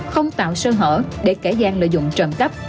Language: Vietnamese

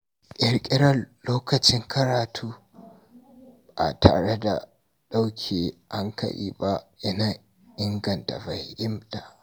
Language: Hausa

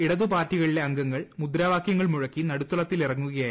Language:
Malayalam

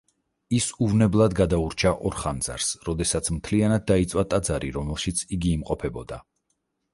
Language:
Georgian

